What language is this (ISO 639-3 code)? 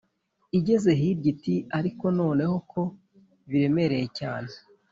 kin